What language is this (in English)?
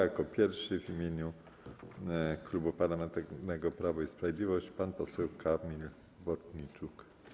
Polish